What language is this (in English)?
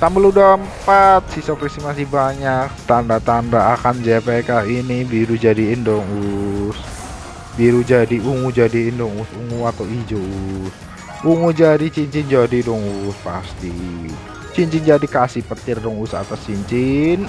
Indonesian